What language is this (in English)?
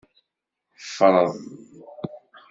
Kabyle